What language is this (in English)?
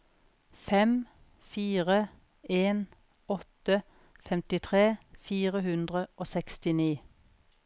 Norwegian